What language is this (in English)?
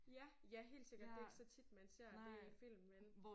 Danish